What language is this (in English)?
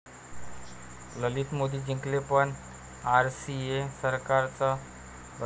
Marathi